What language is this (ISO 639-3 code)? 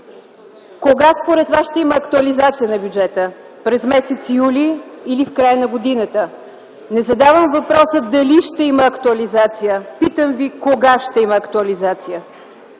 bul